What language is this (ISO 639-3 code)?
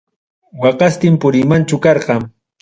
quy